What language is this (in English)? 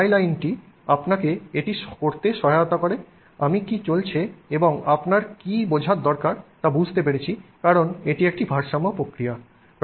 Bangla